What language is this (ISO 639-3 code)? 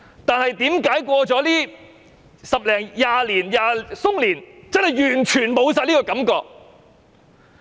yue